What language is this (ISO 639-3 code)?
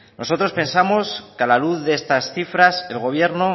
spa